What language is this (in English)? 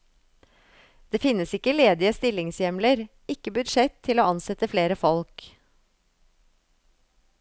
Norwegian